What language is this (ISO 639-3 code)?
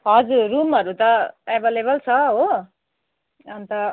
nep